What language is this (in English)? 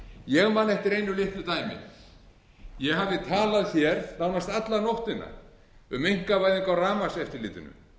Icelandic